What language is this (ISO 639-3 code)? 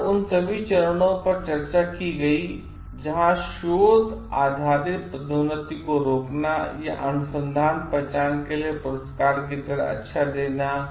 hin